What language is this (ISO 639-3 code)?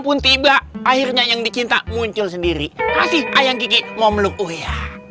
ind